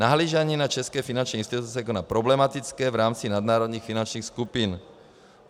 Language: Czech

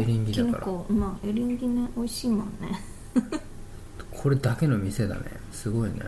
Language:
Japanese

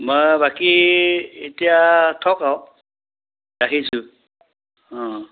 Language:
Assamese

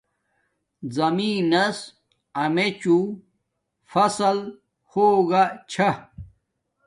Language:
Domaaki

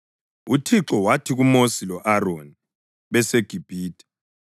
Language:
North Ndebele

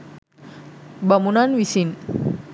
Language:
Sinhala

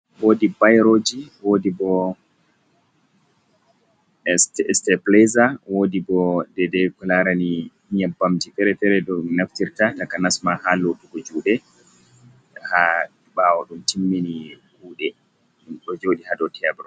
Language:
Fula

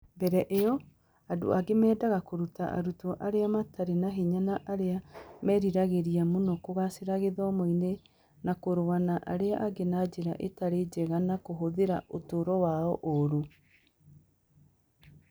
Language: Kikuyu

